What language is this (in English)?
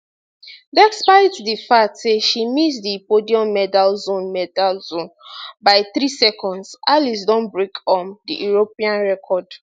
Nigerian Pidgin